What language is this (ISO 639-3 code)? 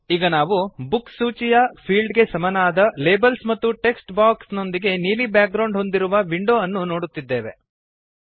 kan